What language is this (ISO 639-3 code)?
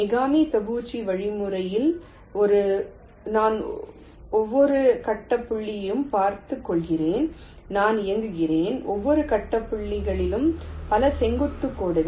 tam